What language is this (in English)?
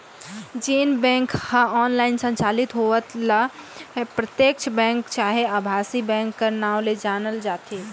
Chhattisgarhi